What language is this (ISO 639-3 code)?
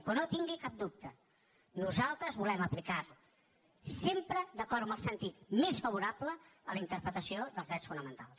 cat